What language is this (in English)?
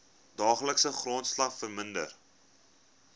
Afrikaans